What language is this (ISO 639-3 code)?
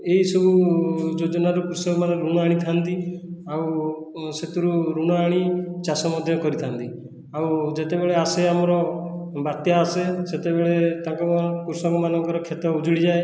ori